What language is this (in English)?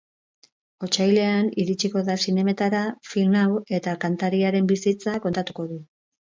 Basque